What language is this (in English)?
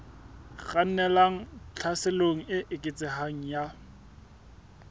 Southern Sotho